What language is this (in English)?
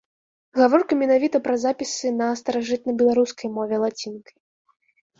Belarusian